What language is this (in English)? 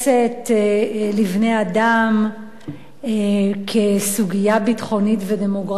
Hebrew